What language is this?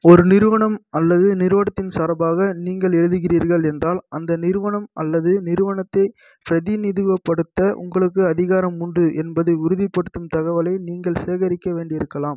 Tamil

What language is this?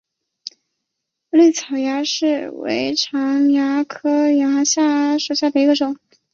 Chinese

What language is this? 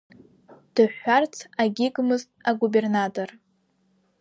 Abkhazian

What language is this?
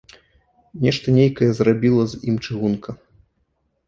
Belarusian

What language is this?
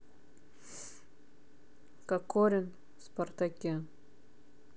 Russian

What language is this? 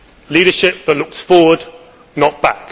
English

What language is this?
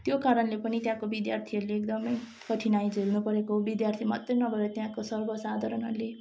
Nepali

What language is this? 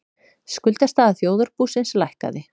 Icelandic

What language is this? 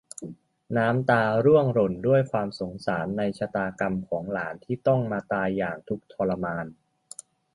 Thai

